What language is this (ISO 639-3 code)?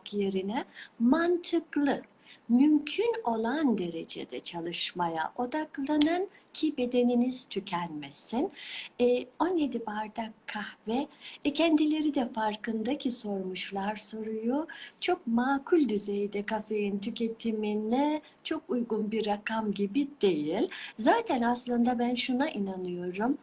tur